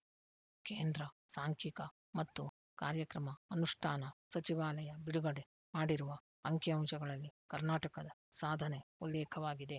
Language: Kannada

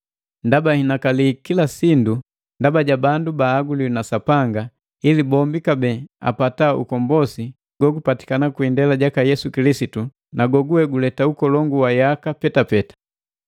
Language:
Matengo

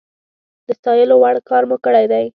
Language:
Pashto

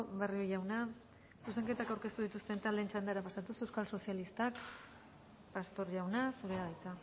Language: Basque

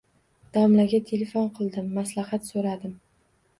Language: Uzbek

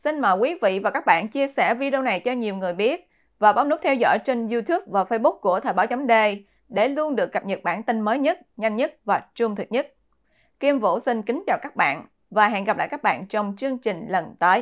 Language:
Vietnamese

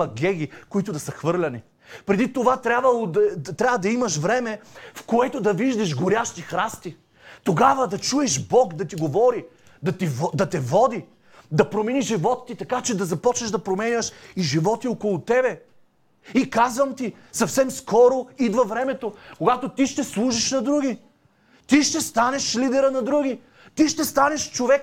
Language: Bulgarian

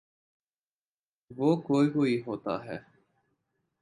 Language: Urdu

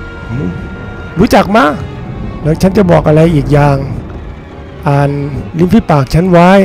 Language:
Thai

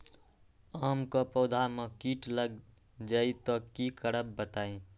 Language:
Magahi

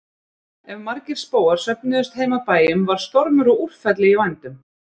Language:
Icelandic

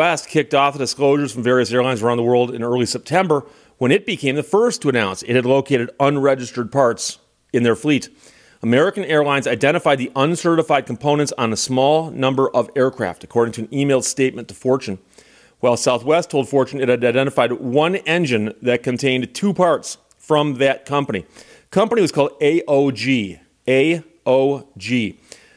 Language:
English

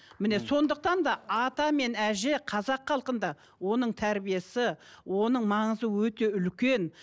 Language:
Kazakh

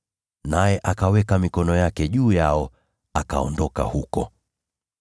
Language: Swahili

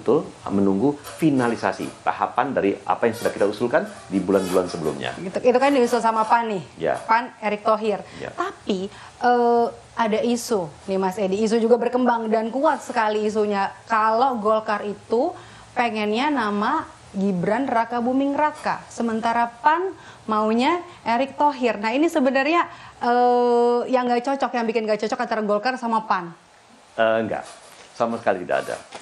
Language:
Indonesian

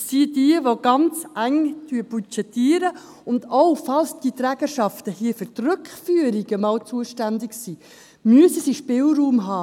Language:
Swiss German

